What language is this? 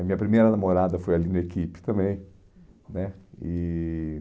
Portuguese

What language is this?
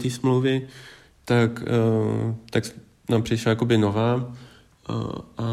Czech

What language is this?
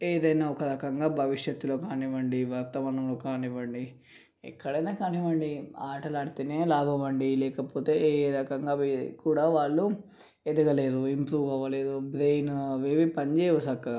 Telugu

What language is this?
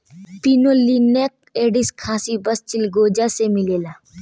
Bhojpuri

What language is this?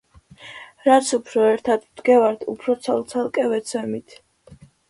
Georgian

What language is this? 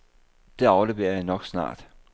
Danish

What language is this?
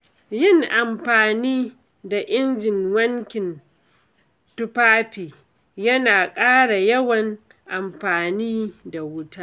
Hausa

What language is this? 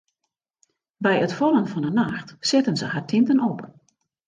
Western Frisian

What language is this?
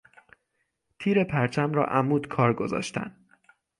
Persian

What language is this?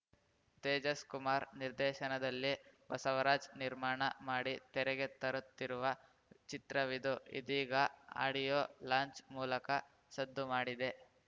Kannada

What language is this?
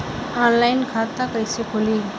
Bhojpuri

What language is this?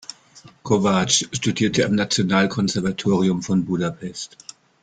German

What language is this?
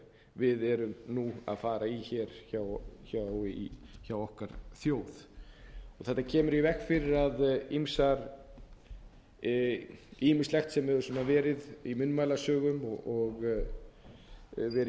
Icelandic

